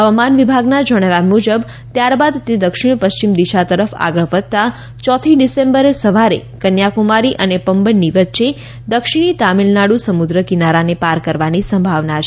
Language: Gujarati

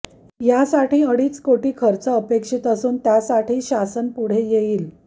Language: Marathi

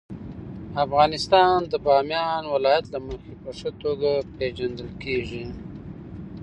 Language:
Pashto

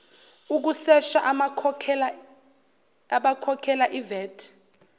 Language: Zulu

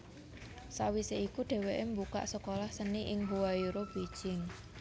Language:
Javanese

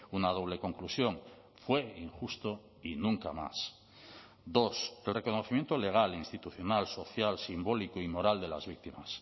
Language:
Spanish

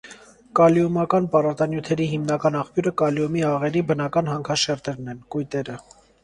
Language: Armenian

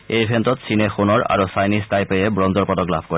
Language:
Assamese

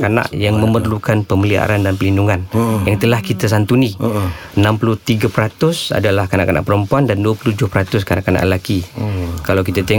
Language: Malay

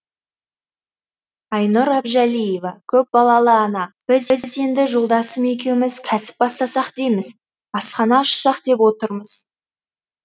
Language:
Kazakh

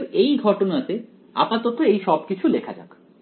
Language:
Bangla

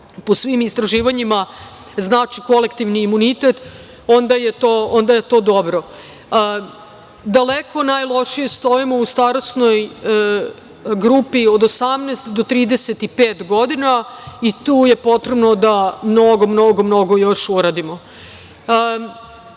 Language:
Serbian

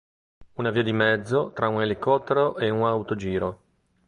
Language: Italian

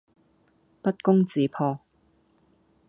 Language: Cantonese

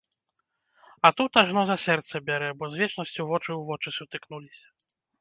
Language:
Belarusian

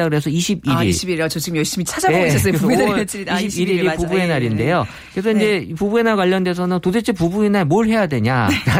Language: Korean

